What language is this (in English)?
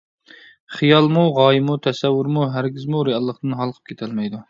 Uyghur